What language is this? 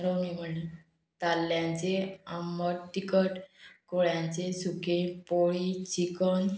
Konkani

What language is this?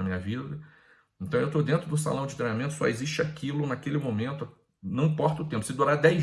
Portuguese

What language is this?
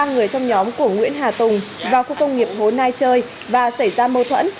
Vietnamese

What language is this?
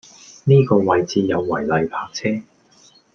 Cantonese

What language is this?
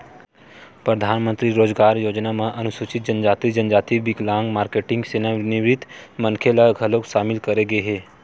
Chhattisgarhi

